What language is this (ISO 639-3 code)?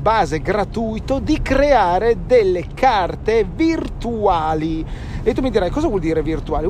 ita